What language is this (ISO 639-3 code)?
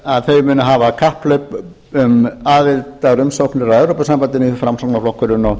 isl